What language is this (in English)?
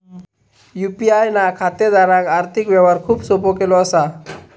Marathi